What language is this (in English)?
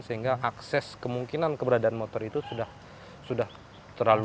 Indonesian